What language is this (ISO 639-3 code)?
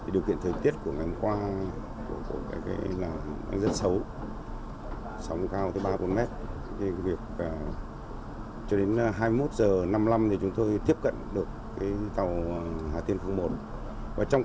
vie